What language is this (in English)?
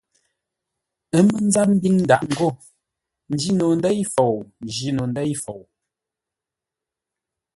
Ngombale